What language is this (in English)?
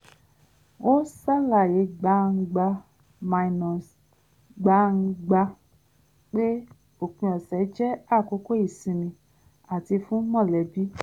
Yoruba